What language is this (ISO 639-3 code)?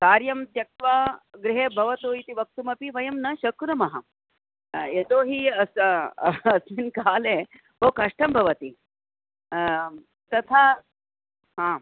san